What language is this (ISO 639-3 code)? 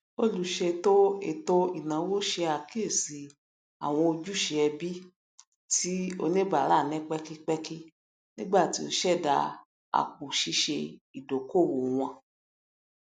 yor